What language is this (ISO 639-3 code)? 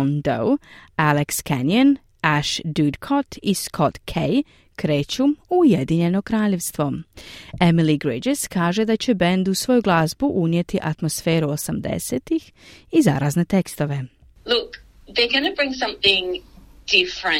hrv